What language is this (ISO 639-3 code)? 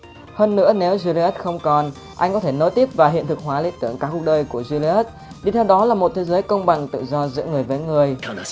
vie